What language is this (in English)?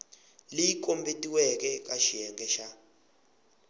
Tsonga